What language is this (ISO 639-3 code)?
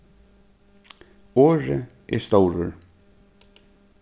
fao